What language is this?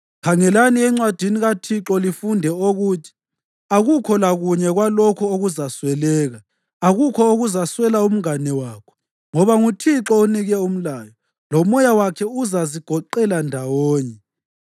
North Ndebele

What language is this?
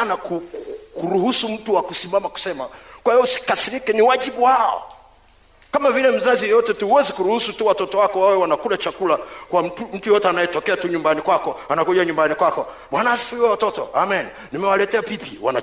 Swahili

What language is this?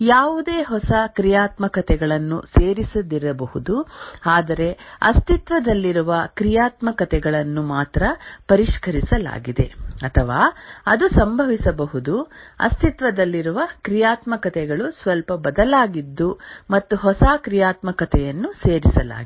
Kannada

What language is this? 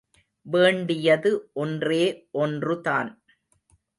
Tamil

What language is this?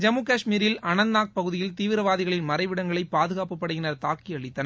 Tamil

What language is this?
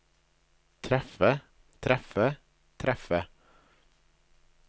Norwegian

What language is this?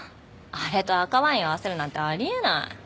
Japanese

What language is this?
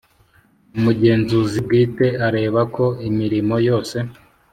Kinyarwanda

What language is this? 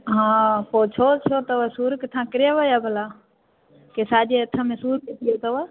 Sindhi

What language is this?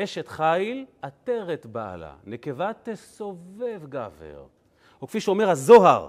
Hebrew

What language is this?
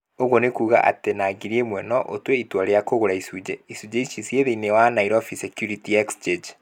Kikuyu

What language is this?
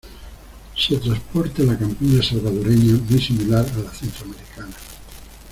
Spanish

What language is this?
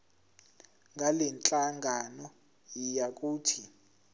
Zulu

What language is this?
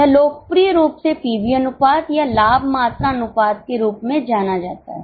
Hindi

